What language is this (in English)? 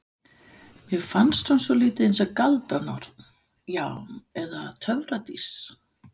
Icelandic